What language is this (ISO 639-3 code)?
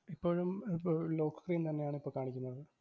mal